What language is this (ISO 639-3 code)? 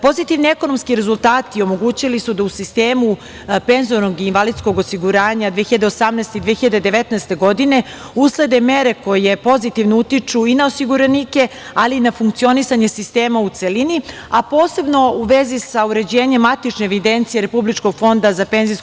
srp